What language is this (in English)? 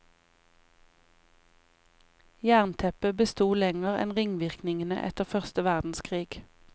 Norwegian